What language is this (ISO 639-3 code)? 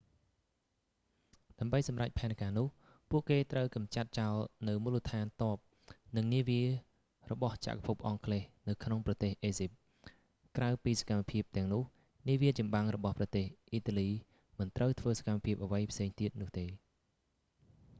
khm